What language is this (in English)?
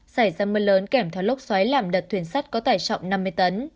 Vietnamese